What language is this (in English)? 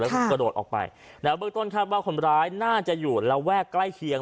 Thai